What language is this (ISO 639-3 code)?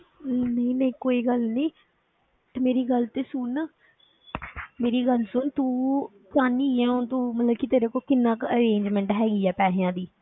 pan